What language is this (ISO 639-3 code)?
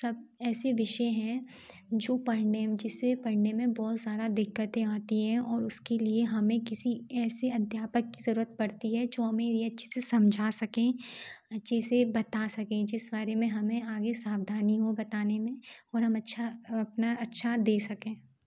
hin